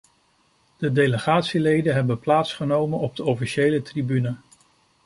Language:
Dutch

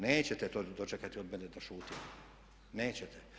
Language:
Croatian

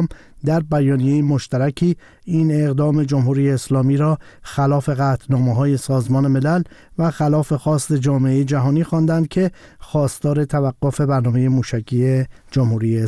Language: Persian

